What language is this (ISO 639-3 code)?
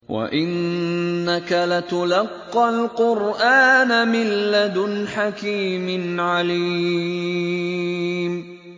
ara